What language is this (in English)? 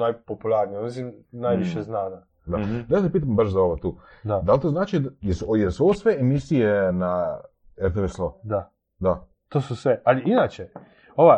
Croatian